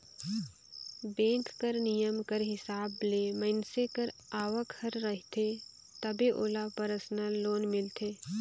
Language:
Chhattisgarhi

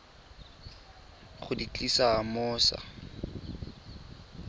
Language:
Tswana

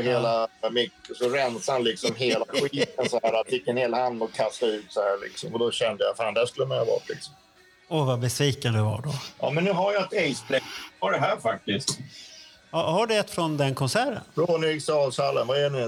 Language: Swedish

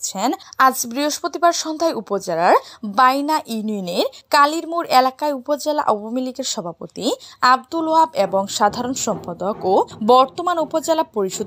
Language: Bangla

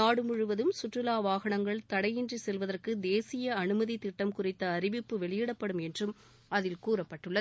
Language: Tamil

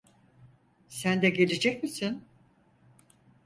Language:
Turkish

